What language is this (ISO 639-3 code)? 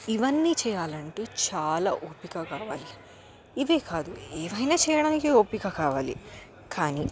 tel